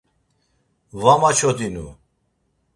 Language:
Laz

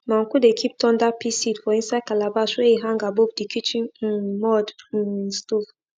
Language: Nigerian Pidgin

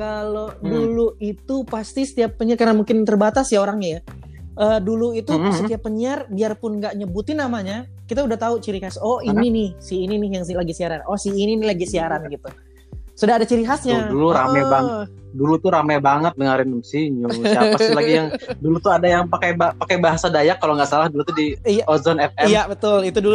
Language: Indonesian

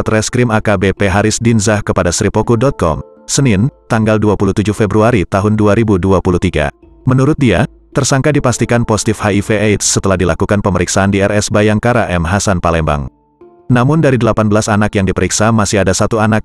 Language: Indonesian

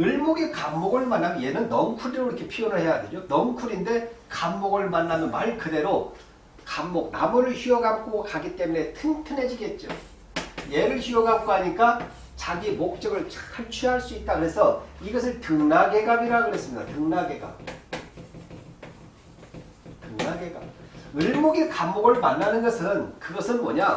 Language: Korean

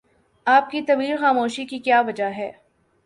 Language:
Urdu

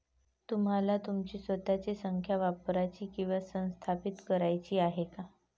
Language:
Marathi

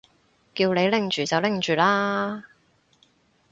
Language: Cantonese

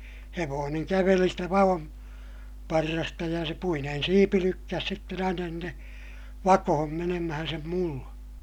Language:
Finnish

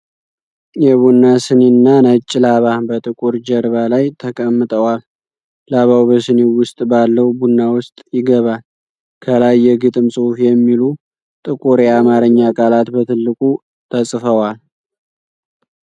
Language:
Amharic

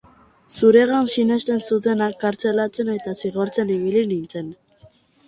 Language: Basque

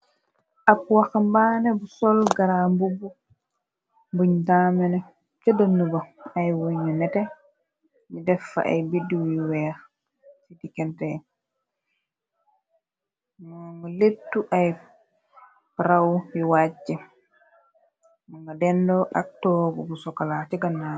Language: Wolof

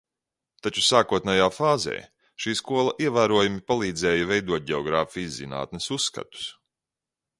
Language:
Latvian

